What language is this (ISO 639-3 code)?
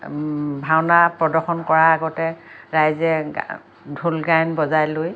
asm